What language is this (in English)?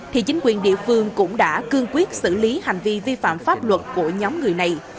Vietnamese